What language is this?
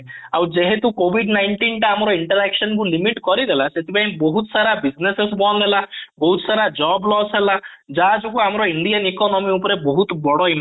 Odia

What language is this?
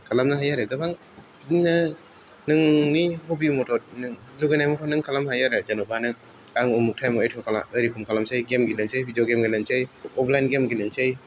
Bodo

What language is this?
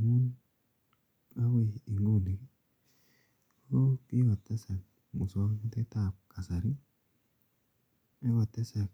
Kalenjin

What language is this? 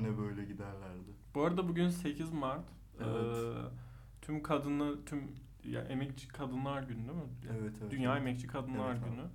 Turkish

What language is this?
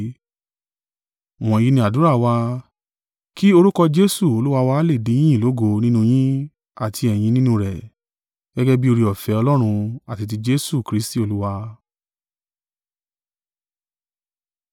Yoruba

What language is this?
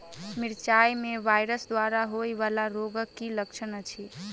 Maithili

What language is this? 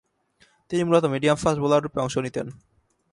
Bangla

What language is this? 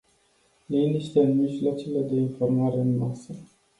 Romanian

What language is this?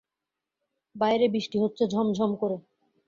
Bangla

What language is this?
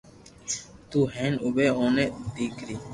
Loarki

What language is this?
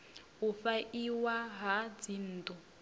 Venda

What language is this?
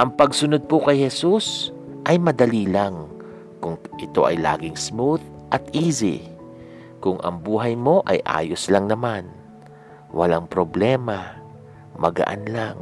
Filipino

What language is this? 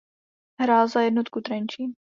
Czech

